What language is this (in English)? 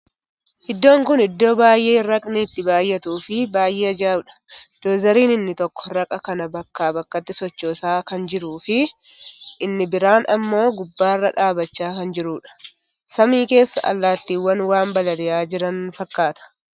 Oromo